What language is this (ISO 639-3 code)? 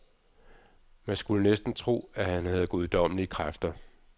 dan